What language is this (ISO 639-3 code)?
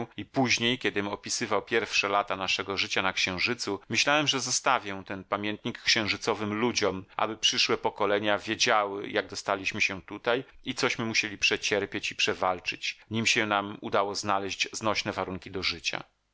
pol